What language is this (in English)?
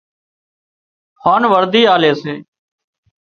Wadiyara Koli